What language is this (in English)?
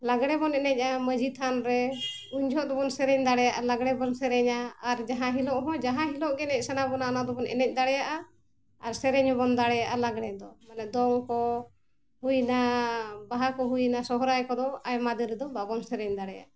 Santali